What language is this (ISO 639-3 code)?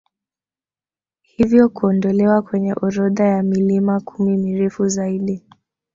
swa